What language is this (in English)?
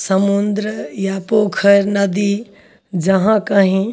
Maithili